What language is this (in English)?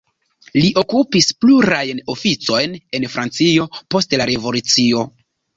Esperanto